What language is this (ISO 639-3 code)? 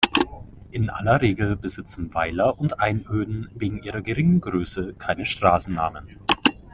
deu